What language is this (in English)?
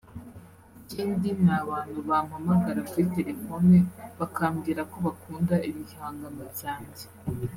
Kinyarwanda